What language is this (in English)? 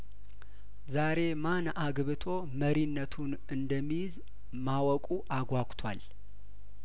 Amharic